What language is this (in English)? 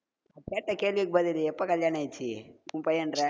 Tamil